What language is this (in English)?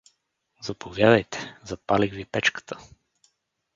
Bulgarian